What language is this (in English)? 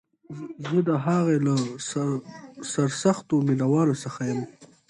Pashto